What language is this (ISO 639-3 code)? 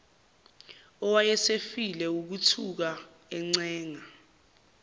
zul